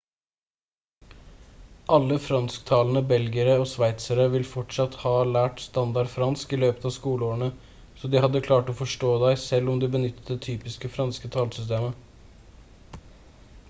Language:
Norwegian Bokmål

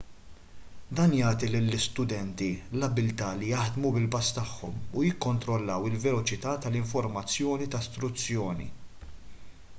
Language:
Maltese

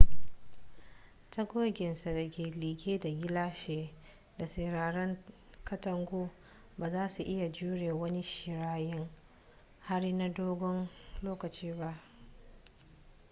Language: Hausa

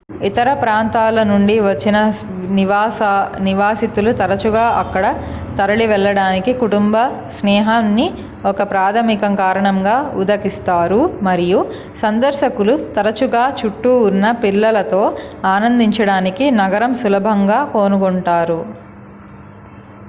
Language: Telugu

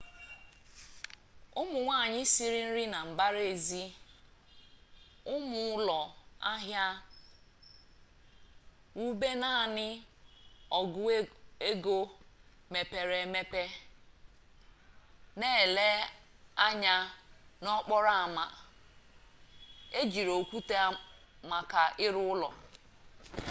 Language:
Igbo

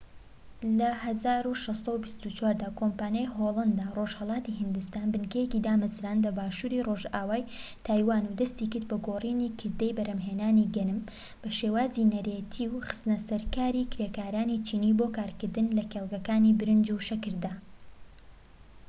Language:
Central Kurdish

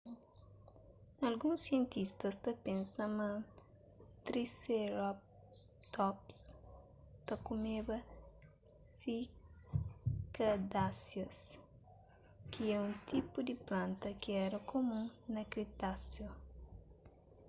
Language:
Kabuverdianu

